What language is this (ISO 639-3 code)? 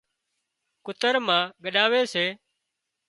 kxp